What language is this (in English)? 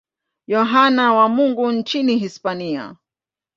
Swahili